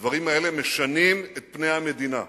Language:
Hebrew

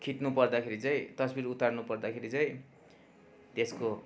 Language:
Nepali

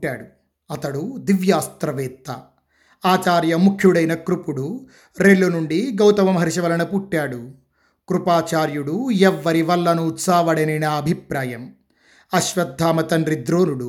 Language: Telugu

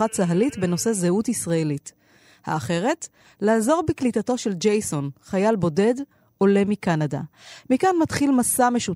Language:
Hebrew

